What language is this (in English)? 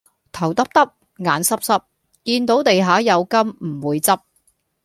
Cantonese